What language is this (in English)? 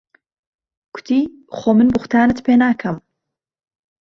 Central Kurdish